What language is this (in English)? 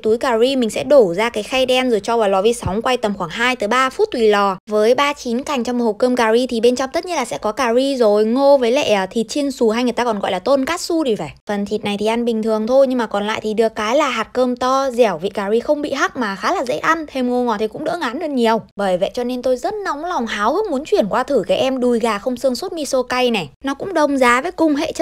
Vietnamese